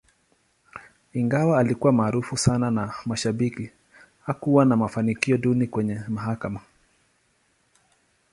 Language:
Swahili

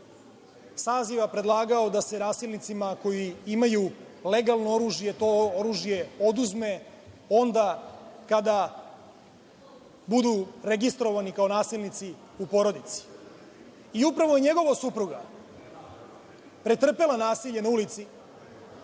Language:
Serbian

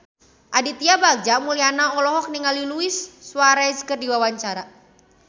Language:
Sundanese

